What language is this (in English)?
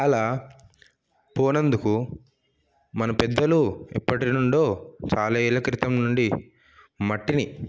Telugu